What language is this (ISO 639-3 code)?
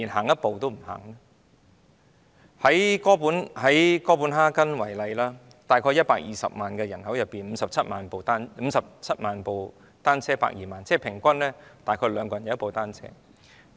yue